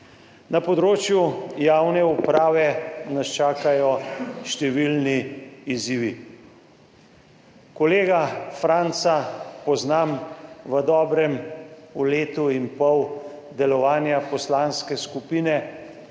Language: Slovenian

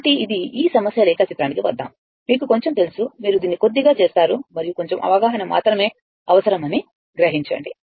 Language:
Telugu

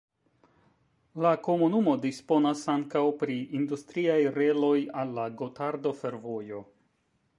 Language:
Esperanto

